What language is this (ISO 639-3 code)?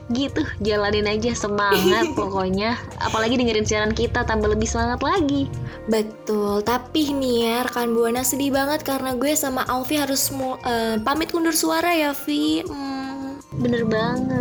ind